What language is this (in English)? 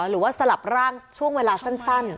Thai